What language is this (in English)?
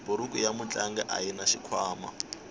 Tsonga